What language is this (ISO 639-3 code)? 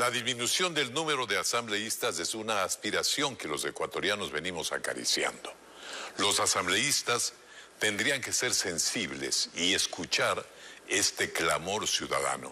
spa